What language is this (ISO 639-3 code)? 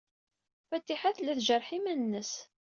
kab